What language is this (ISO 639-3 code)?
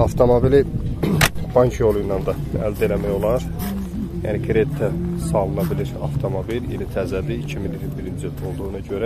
tur